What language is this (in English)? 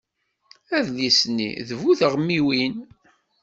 Kabyle